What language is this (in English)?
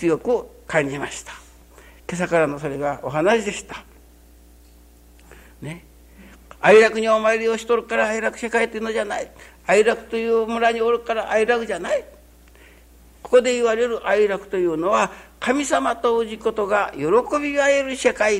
Japanese